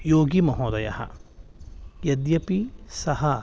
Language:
Sanskrit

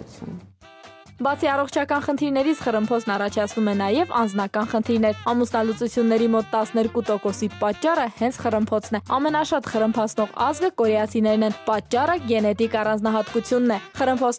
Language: Romanian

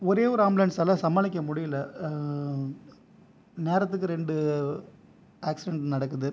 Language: Tamil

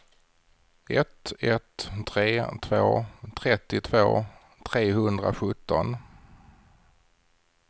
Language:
Swedish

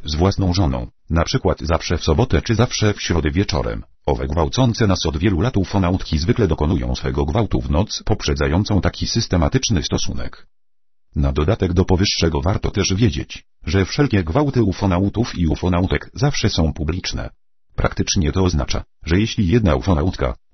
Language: Polish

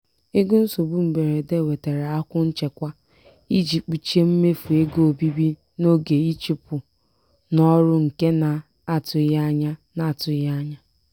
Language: Igbo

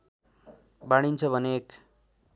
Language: Nepali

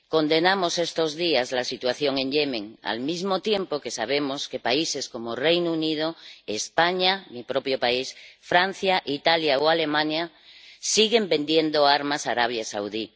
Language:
Spanish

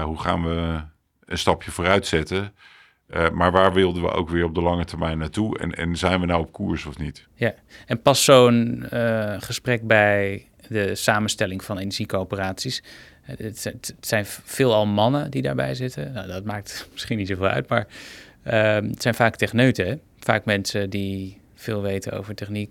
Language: Dutch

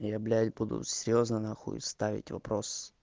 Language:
Russian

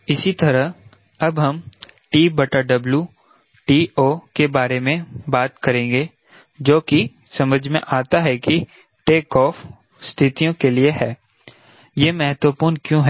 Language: Hindi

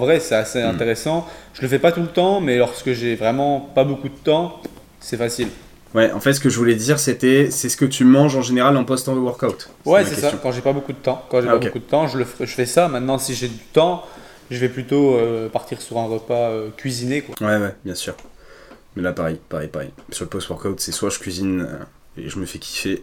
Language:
French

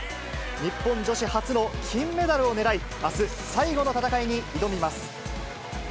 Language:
Japanese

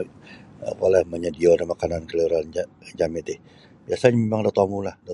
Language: Sabah Bisaya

